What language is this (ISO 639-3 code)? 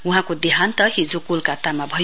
nep